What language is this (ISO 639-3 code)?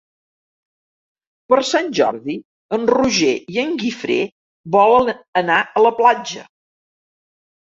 cat